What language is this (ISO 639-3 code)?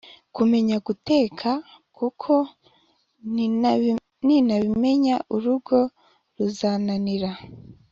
kin